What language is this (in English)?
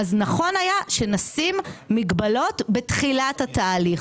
Hebrew